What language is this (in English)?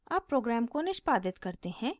Hindi